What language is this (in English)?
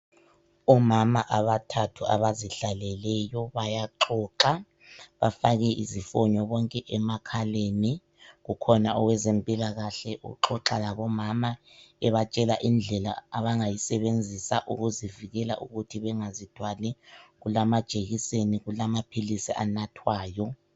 North Ndebele